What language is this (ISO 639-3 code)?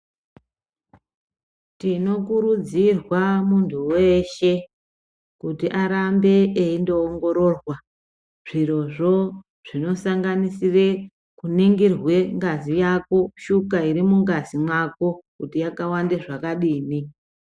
ndc